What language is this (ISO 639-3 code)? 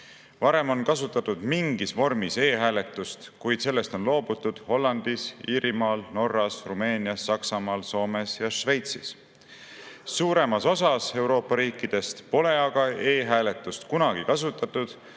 est